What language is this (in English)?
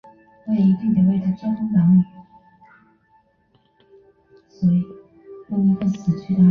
Chinese